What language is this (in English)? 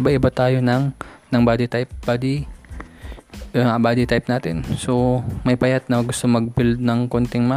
Filipino